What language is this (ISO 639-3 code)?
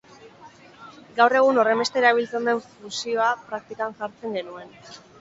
eus